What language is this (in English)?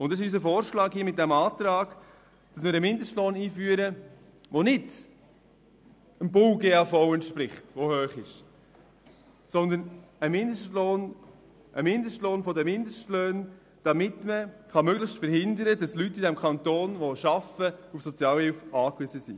Swiss German